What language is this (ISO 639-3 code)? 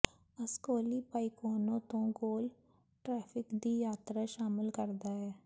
pan